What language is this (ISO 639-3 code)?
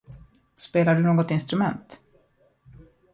swe